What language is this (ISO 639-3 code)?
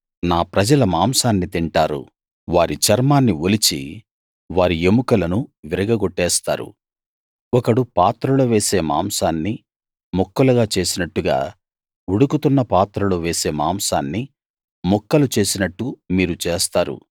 tel